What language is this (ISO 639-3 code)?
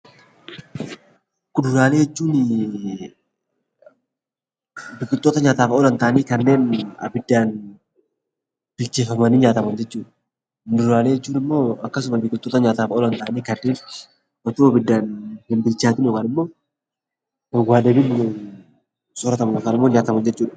orm